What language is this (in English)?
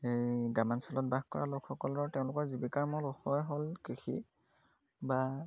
Assamese